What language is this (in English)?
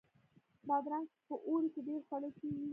Pashto